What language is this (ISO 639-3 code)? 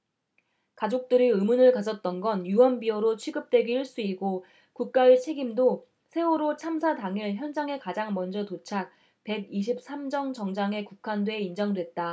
kor